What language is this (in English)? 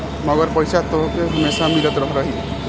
Bhojpuri